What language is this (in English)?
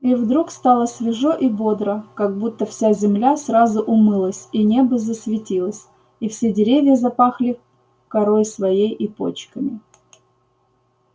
Russian